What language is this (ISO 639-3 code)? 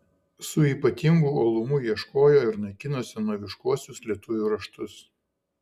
lit